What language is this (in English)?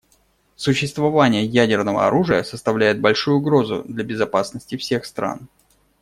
Russian